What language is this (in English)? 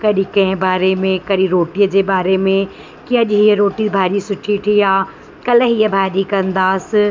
Sindhi